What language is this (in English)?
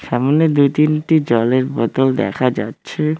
Bangla